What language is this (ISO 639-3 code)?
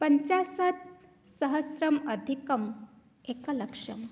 san